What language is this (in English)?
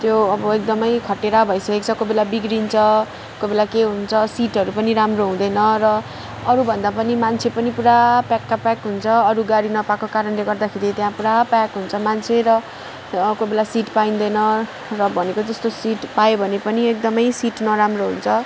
Nepali